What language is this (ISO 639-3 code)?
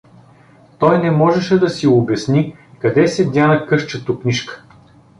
bul